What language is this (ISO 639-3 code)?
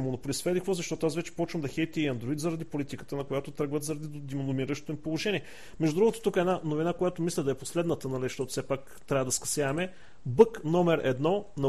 bul